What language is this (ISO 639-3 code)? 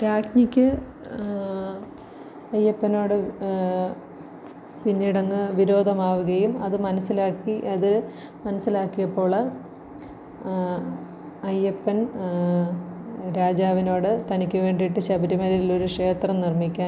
mal